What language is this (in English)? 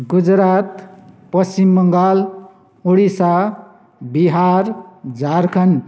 Nepali